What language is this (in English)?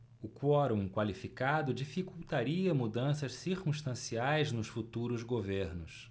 Portuguese